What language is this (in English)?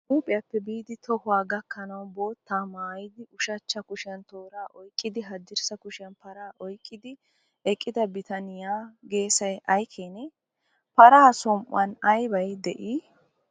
Wolaytta